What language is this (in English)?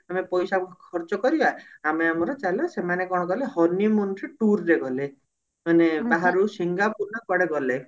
Odia